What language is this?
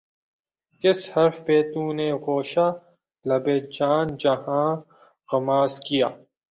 Urdu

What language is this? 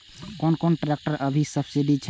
Maithili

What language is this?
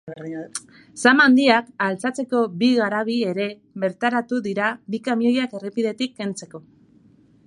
Basque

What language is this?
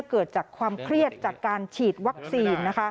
Thai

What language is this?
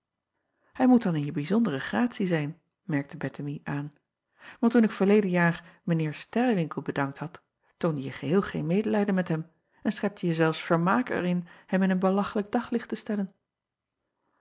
Dutch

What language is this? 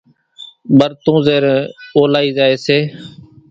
Kachi Koli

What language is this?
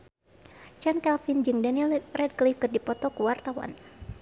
Sundanese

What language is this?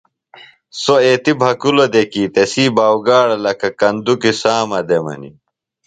Phalura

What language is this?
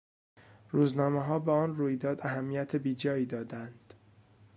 Persian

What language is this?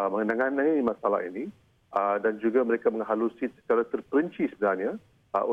Malay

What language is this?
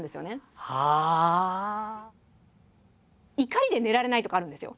Japanese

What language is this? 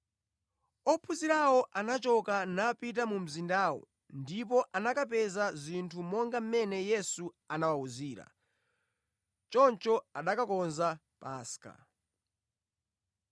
Nyanja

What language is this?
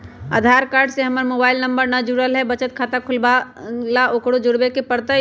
Magahi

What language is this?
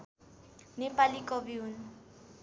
Nepali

